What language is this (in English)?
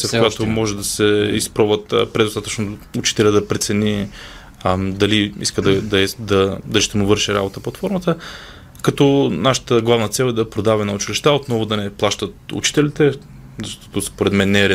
Bulgarian